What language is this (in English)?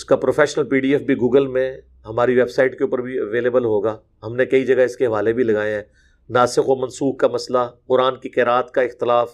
Urdu